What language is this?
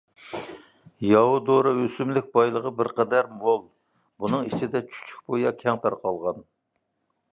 Uyghur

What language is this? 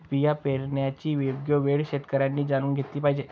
Marathi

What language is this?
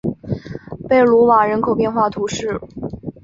Chinese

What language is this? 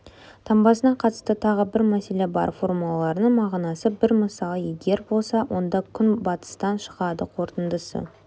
Kazakh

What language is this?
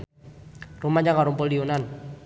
Sundanese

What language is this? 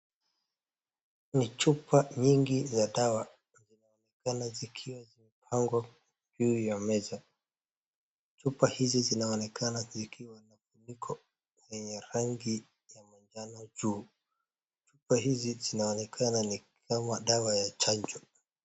Swahili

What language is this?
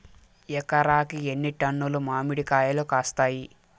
Telugu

